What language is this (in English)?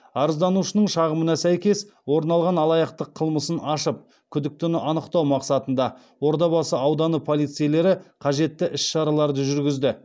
Kazakh